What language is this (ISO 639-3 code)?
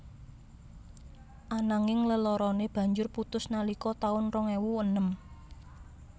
jav